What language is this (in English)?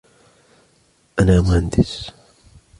Arabic